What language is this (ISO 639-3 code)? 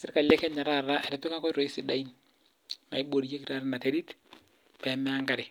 mas